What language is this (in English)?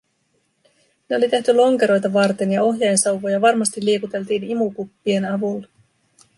Finnish